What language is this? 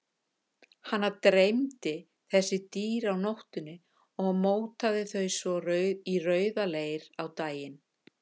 Icelandic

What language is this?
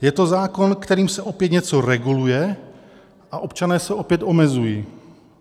Czech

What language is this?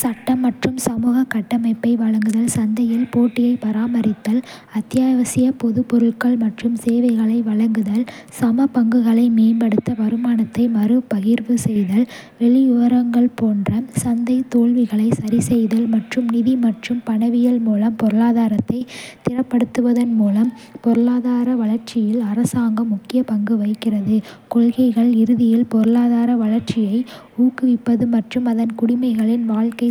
Kota (India)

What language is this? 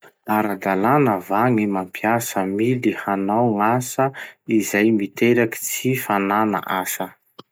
Masikoro Malagasy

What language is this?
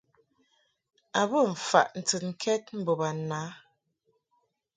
Mungaka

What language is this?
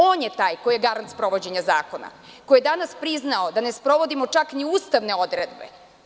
Serbian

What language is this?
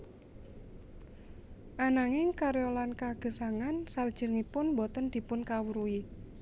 Javanese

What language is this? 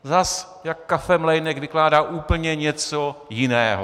Czech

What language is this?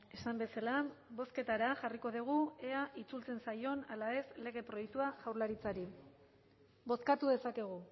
Basque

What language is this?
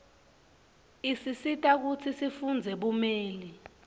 Swati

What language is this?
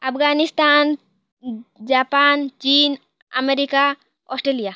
Odia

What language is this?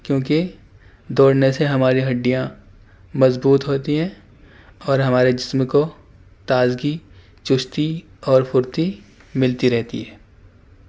Urdu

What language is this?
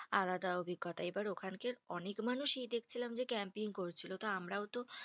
Bangla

